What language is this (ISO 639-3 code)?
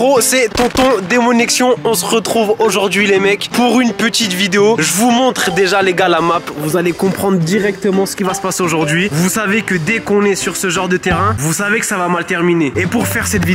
fra